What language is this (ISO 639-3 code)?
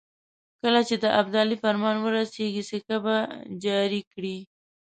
pus